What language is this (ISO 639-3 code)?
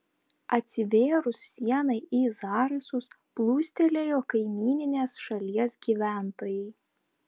lit